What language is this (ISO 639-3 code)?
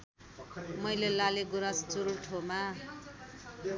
nep